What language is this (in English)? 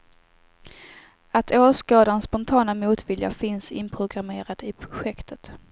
Swedish